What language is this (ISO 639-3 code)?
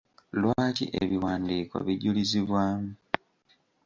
lug